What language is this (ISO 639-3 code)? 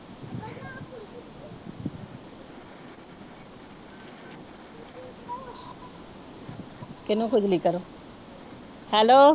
pan